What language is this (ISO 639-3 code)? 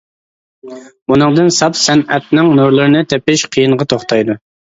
uig